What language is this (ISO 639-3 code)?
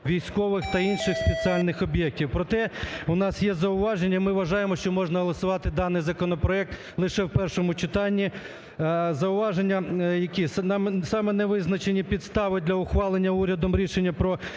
ukr